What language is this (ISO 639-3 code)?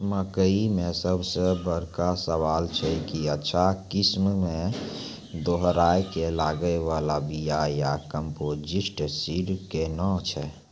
mai